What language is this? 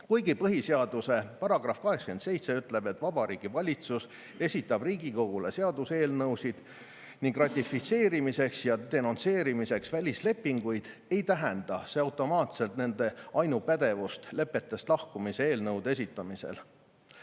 Estonian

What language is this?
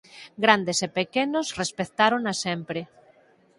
Galician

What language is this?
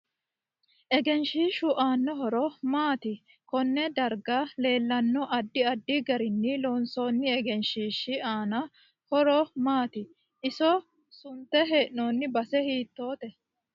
Sidamo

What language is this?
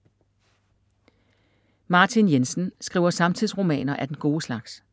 Danish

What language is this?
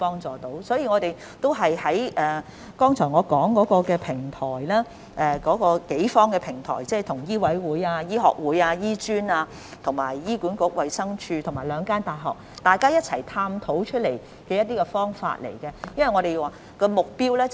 Cantonese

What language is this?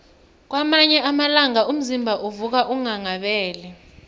South Ndebele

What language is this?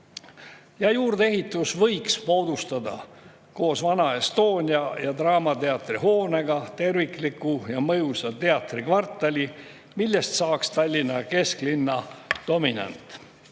Estonian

